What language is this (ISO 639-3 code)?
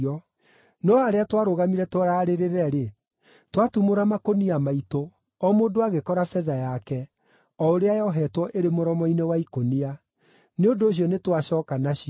kik